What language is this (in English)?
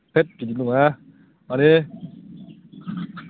Bodo